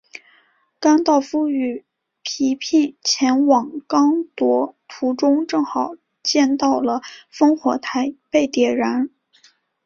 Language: Chinese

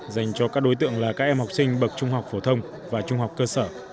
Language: Vietnamese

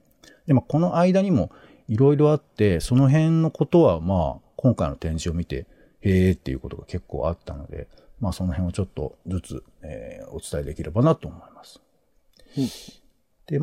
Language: Japanese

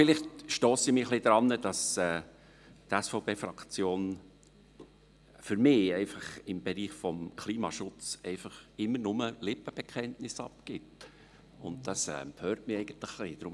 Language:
Swiss German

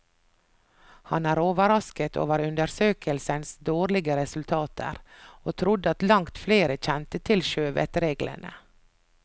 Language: Norwegian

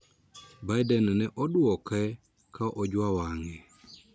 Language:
Luo (Kenya and Tanzania)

